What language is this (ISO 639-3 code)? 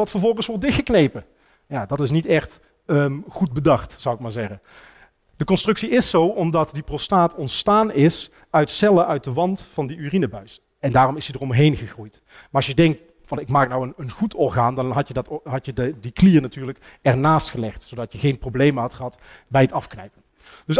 nld